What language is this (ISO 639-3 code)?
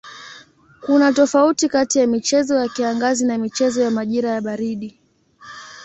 swa